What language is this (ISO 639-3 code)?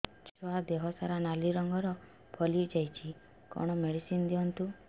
ori